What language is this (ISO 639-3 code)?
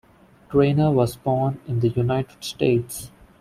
eng